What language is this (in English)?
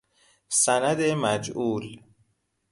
Persian